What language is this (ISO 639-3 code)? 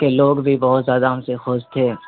urd